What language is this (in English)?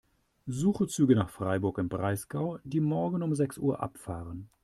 German